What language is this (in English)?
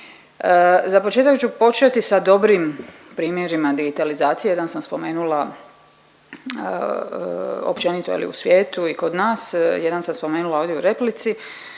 Croatian